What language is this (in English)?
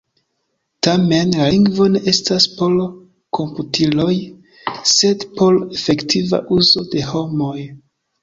Esperanto